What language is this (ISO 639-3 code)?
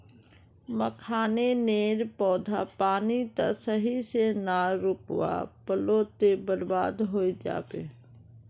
mag